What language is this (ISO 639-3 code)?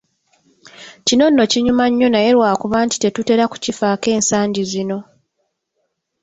lug